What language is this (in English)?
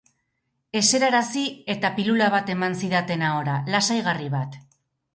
Basque